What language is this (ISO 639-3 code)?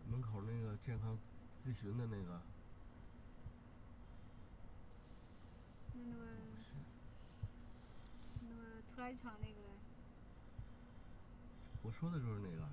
zho